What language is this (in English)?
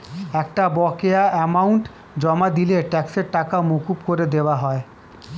Bangla